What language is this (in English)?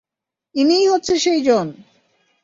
Bangla